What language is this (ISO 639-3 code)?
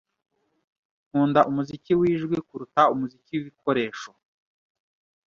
kin